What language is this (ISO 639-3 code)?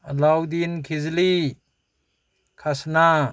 mni